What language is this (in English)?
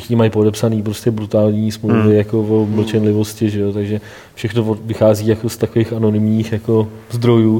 Czech